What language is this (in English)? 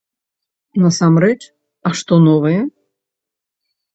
Belarusian